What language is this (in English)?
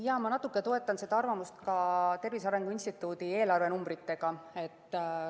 Estonian